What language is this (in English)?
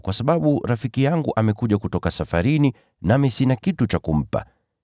Swahili